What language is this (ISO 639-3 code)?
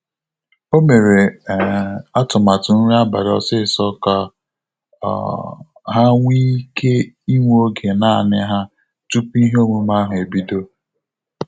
ibo